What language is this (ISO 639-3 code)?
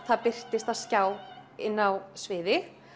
isl